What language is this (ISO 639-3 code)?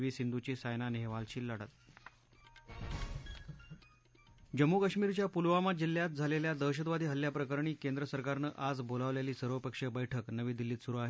mar